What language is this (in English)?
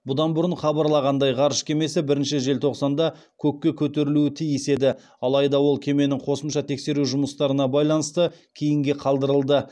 Kazakh